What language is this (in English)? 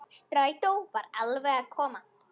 Icelandic